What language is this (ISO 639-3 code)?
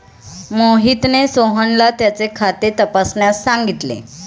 mar